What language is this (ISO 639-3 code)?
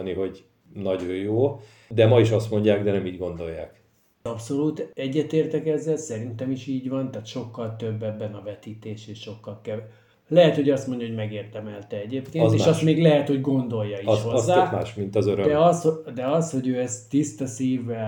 hun